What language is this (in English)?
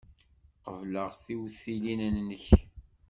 Kabyle